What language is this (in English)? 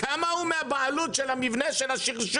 Hebrew